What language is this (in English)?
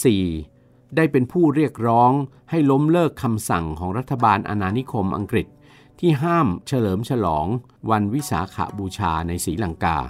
Thai